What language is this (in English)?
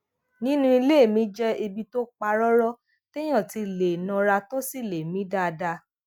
Yoruba